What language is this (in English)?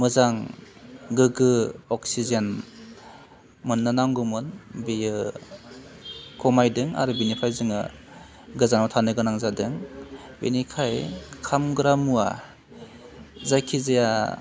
Bodo